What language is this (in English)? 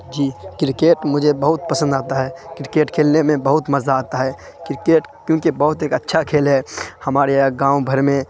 Urdu